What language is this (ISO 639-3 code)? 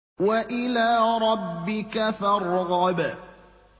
ara